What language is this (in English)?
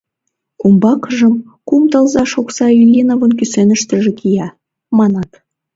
Mari